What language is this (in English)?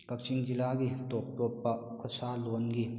Manipuri